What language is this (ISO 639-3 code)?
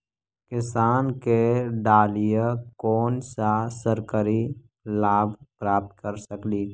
mag